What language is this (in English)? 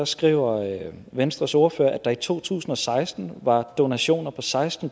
Danish